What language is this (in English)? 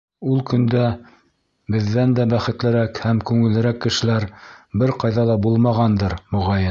Bashkir